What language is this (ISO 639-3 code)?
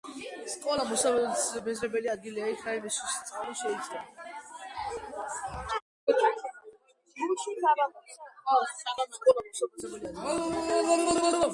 kat